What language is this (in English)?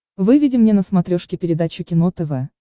Russian